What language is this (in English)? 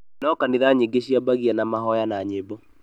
Kikuyu